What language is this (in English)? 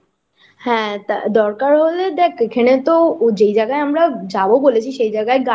Bangla